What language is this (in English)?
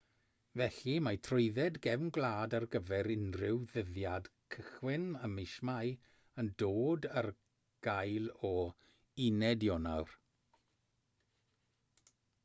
Welsh